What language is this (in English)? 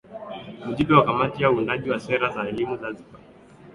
Swahili